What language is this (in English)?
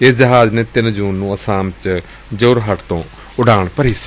Punjabi